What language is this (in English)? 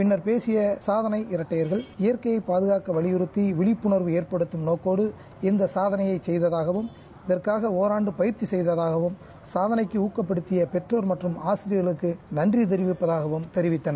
Tamil